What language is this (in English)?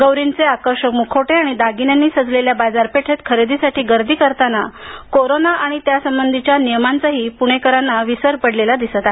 Marathi